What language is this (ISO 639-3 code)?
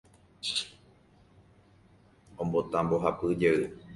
grn